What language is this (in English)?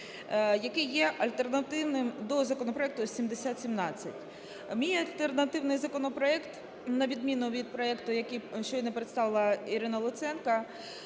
Ukrainian